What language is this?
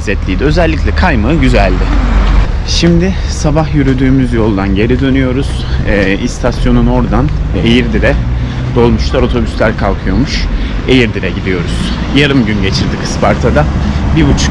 Turkish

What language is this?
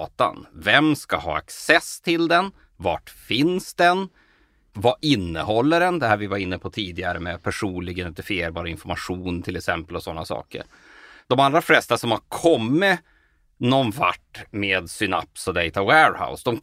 Swedish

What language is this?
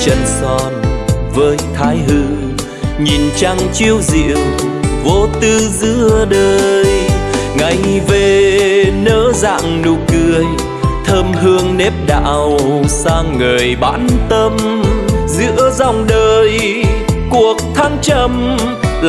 Vietnamese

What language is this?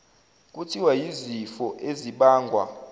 Zulu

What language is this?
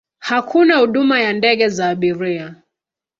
Swahili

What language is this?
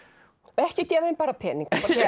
Icelandic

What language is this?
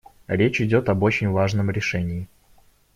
Russian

